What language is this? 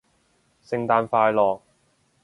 Cantonese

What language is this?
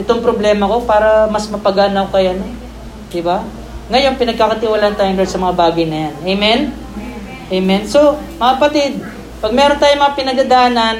Filipino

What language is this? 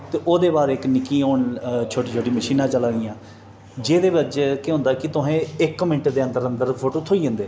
Dogri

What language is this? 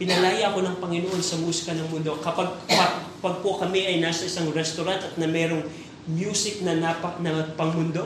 Filipino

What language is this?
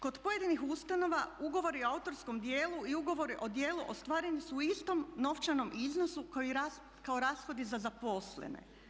Croatian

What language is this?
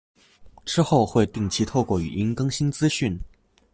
Chinese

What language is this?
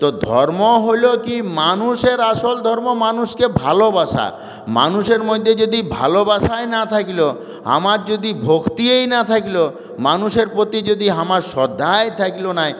Bangla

